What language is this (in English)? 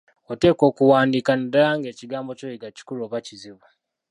Ganda